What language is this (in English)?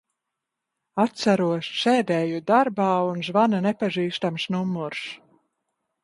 Latvian